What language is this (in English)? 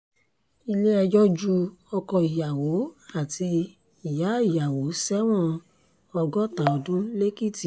Yoruba